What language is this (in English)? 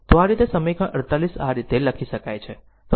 Gujarati